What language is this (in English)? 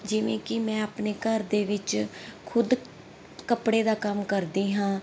Punjabi